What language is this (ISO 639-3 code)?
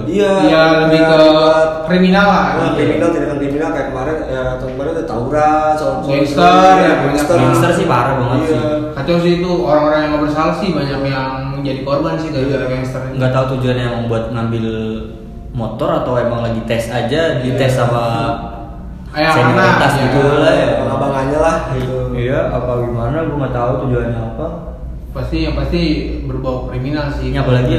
ind